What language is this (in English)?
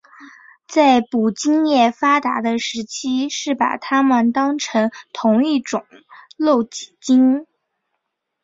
Chinese